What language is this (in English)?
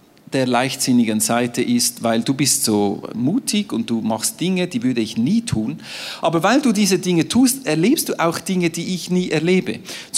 German